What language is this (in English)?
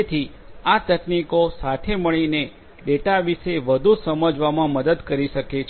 Gujarati